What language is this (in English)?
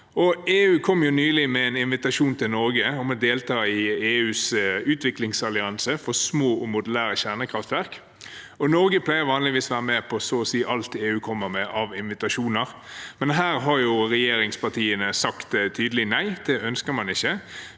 Norwegian